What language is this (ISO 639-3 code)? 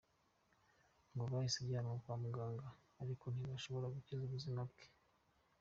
kin